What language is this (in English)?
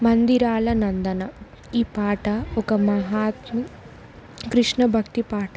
Telugu